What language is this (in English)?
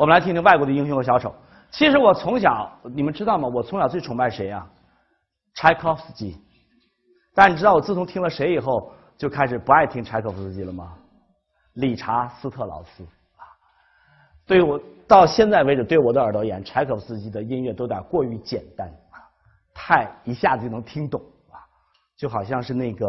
Chinese